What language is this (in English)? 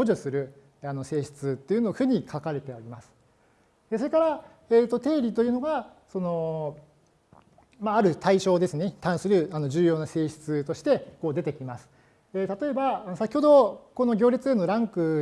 Japanese